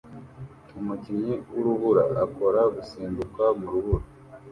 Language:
Kinyarwanda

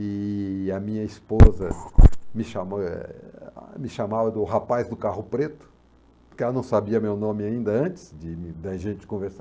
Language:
Portuguese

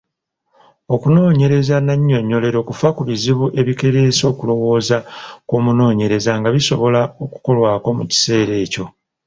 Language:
Ganda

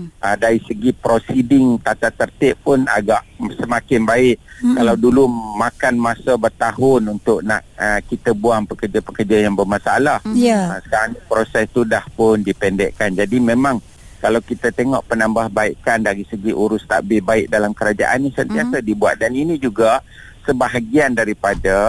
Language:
Malay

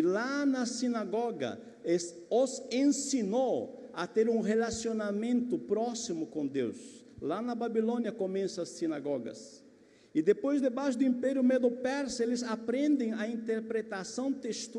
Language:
Portuguese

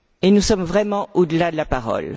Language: French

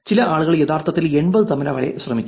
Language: Malayalam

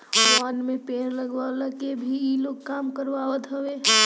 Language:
Bhojpuri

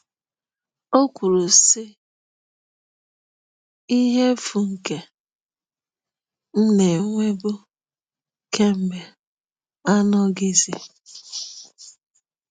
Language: Igbo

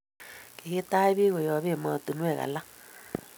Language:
Kalenjin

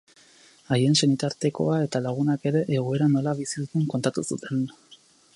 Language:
Basque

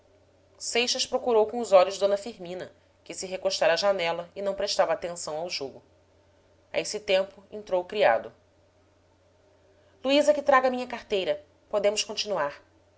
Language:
Portuguese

